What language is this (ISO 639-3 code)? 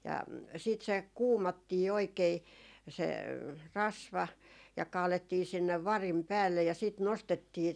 fin